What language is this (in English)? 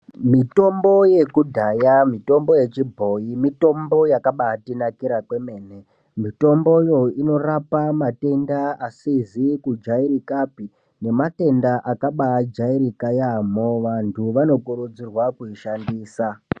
Ndau